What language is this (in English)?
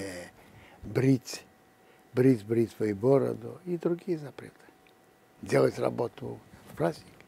Russian